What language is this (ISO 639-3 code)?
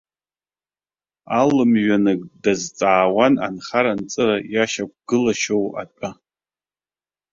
abk